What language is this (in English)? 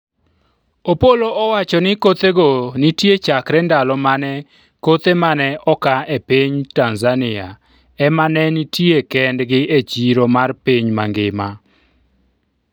Luo (Kenya and Tanzania)